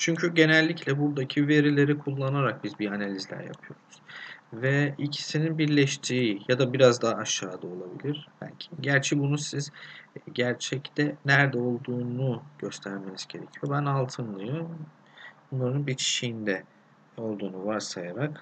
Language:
Turkish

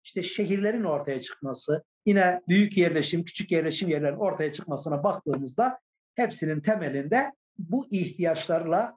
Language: Turkish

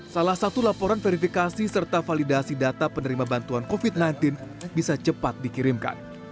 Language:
Indonesian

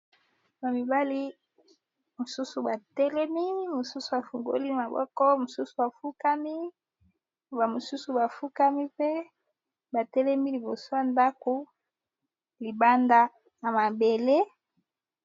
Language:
Lingala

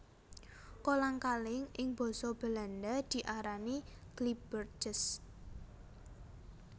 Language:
Javanese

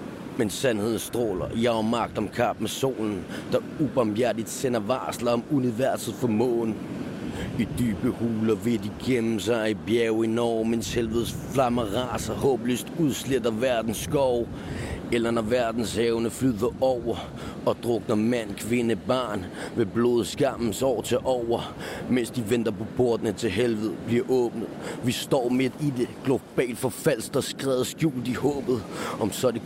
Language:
Danish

